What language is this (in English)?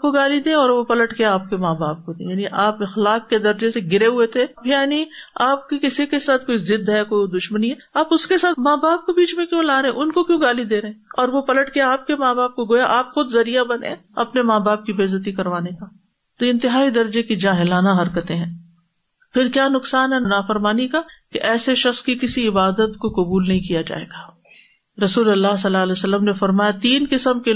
Urdu